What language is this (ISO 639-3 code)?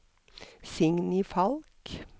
nor